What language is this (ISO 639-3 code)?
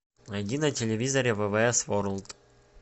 rus